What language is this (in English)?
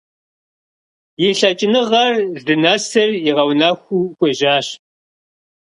Kabardian